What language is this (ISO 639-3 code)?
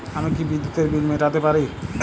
ben